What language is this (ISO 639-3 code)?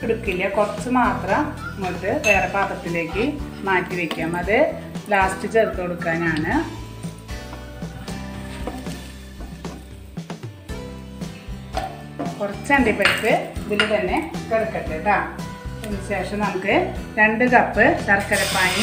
ron